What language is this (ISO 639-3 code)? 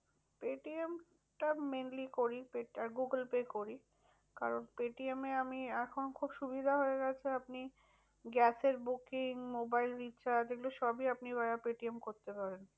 ben